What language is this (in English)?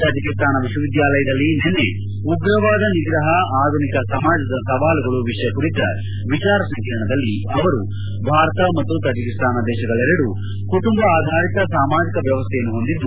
Kannada